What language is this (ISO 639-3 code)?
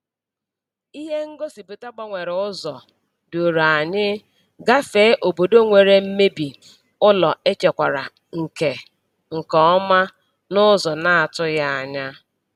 ibo